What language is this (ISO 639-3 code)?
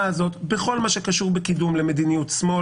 heb